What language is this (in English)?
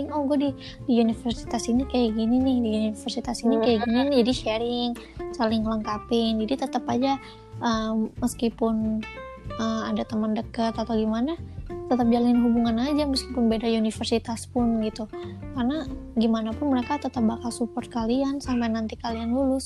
Indonesian